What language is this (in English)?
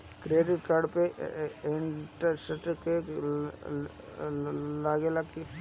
Bhojpuri